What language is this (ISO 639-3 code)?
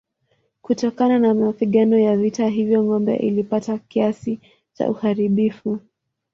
swa